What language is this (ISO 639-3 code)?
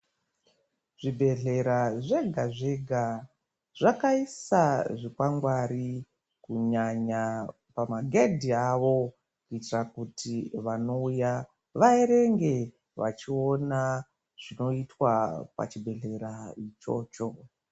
ndc